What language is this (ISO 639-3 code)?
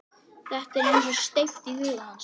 isl